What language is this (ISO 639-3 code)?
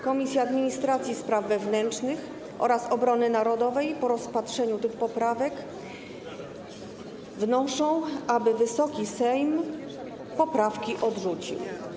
pol